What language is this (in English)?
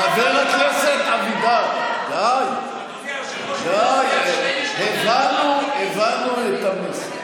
Hebrew